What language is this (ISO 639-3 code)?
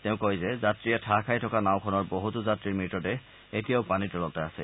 asm